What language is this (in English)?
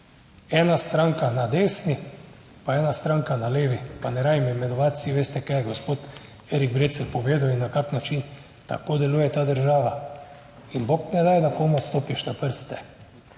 Slovenian